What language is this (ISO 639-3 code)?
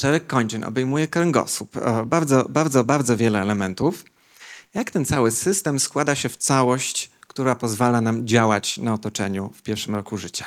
pol